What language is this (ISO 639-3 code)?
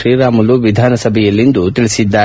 kan